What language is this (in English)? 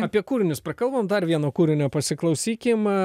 Lithuanian